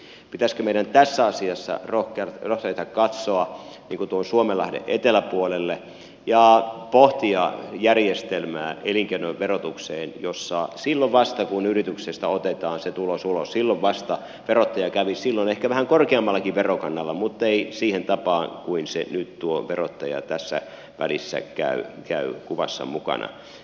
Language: Finnish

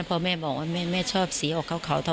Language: Thai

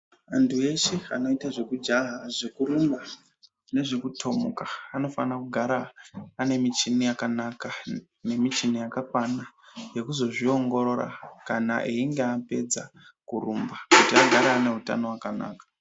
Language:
Ndau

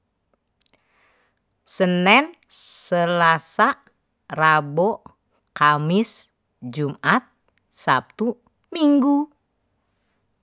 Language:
Betawi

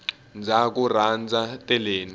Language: Tsonga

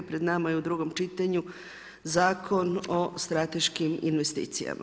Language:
Croatian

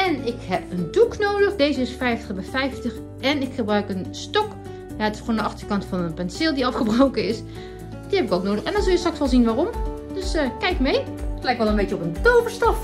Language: Dutch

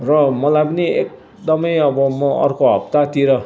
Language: Nepali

